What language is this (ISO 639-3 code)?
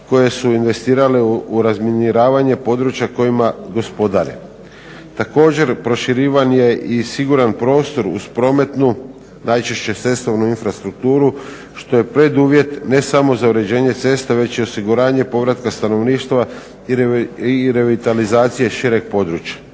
hrv